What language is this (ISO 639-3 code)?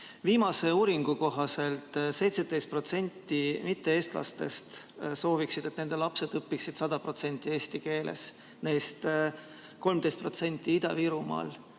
est